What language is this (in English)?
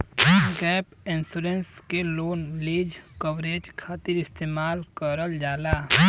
Bhojpuri